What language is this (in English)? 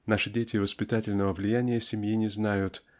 Russian